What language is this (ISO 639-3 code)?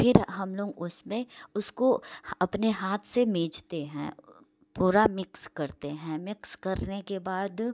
hin